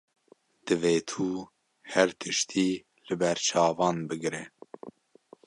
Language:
Kurdish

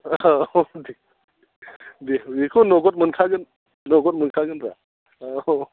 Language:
Bodo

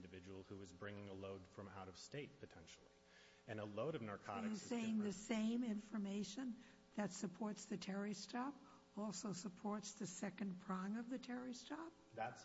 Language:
English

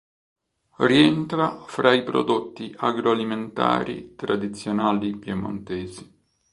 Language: Italian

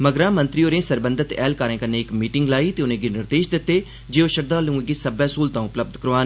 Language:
Dogri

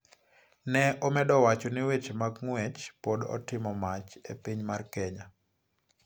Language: Luo (Kenya and Tanzania)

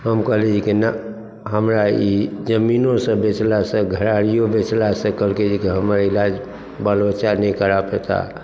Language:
Maithili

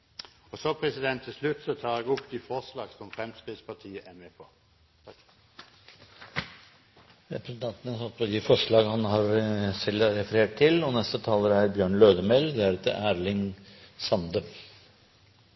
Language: Norwegian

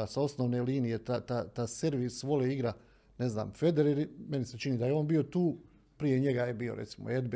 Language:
Croatian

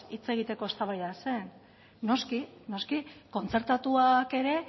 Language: Basque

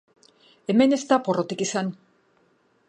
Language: Basque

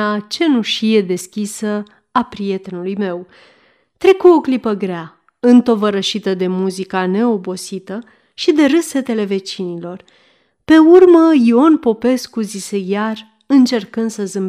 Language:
Romanian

